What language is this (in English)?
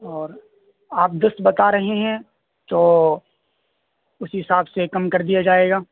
Urdu